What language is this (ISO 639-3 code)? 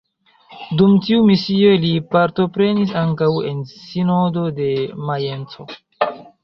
epo